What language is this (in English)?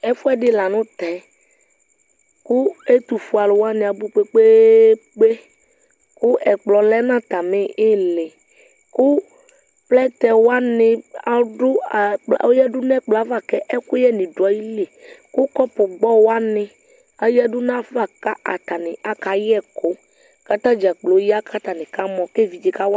Ikposo